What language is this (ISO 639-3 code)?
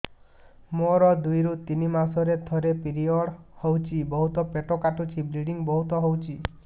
ori